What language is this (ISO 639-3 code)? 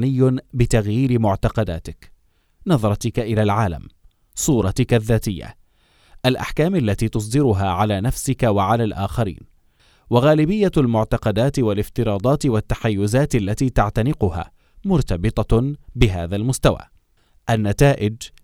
ara